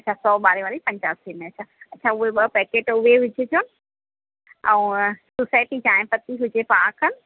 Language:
Sindhi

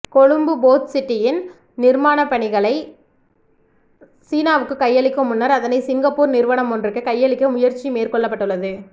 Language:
Tamil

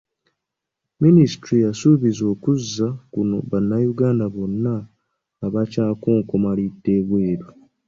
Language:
Ganda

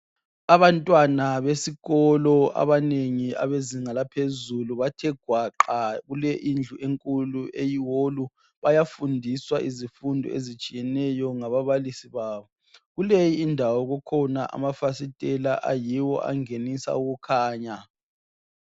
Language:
North Ndebele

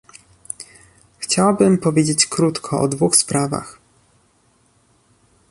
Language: Polish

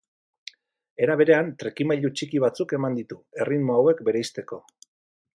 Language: Basque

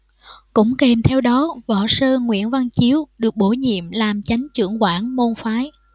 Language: Vietnamese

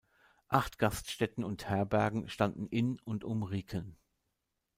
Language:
German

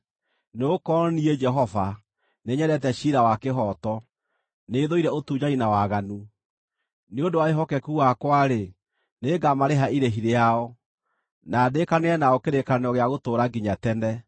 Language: Kikuyu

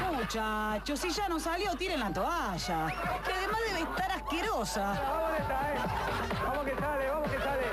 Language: Spanish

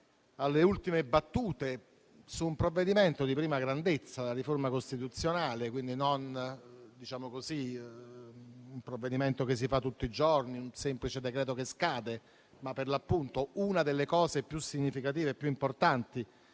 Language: Italian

